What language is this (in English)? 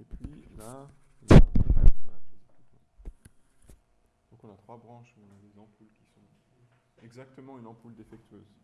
French